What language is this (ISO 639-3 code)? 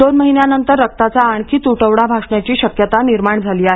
mar